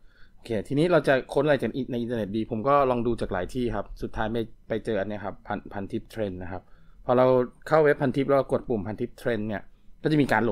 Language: Thai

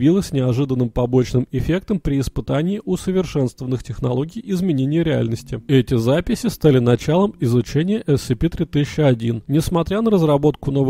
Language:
Russian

